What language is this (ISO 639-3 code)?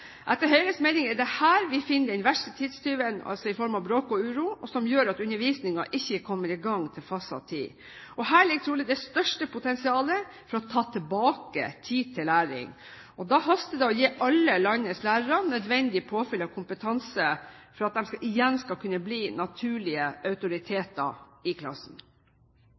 nob